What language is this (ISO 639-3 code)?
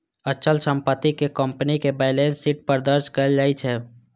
mai